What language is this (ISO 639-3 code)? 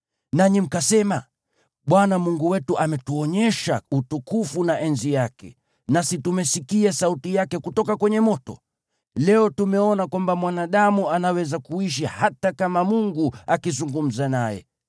swa